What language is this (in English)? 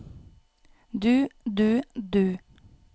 Norwegian